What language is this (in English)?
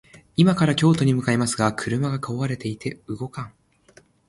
Japanese